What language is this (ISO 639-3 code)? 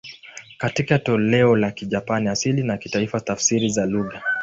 swa